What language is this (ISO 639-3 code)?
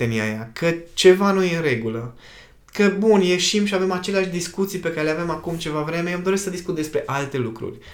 ron